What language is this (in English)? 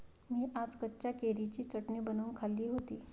Marathi